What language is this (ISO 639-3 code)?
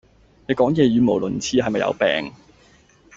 yue